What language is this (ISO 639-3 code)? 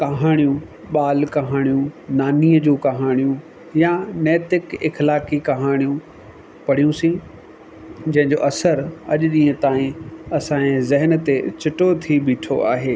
snd